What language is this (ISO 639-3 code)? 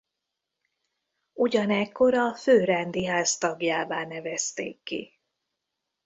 hun